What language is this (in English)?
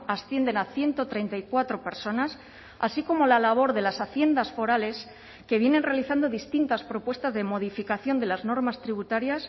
Spanish